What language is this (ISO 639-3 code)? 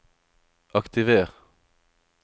nor